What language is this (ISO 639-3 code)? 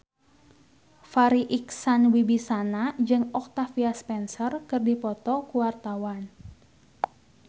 sun